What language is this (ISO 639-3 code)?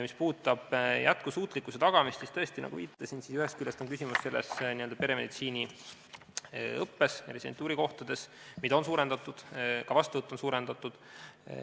est